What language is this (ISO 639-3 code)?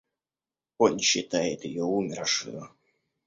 rus